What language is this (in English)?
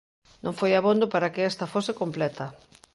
Galician